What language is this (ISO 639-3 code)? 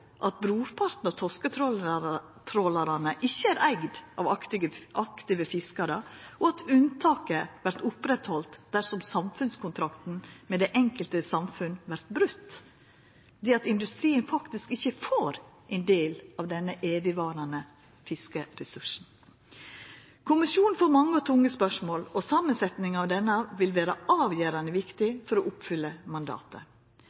nno